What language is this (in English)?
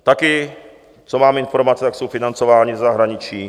Czech